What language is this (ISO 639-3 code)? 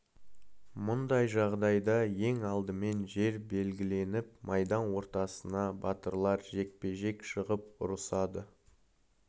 kaz